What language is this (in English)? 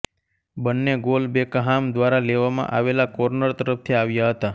Gujarati